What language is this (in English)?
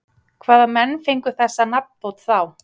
Icelandic